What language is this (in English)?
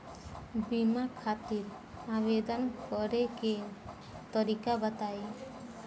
Bhojpuri